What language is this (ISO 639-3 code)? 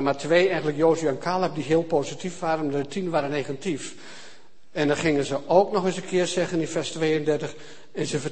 nld